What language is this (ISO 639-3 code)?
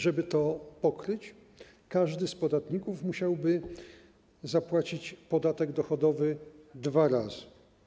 pol